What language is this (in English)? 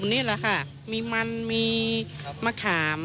Thai